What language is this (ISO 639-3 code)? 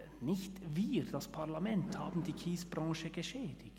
gsw